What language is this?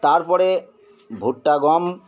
Bangla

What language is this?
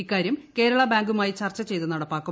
Malayalam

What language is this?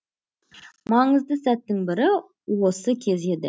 Kazakh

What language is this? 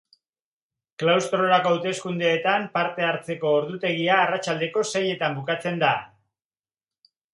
Basque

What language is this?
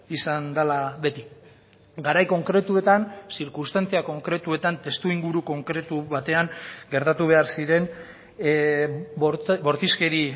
Basque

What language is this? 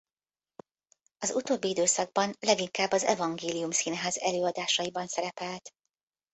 Hungarian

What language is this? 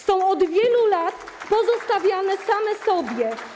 Polish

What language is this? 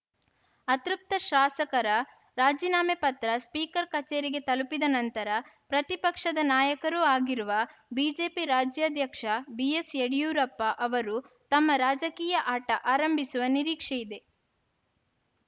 Kannada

